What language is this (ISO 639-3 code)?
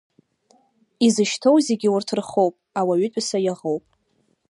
abk